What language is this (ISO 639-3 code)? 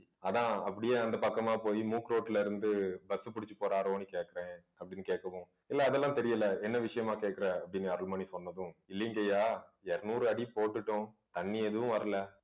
tam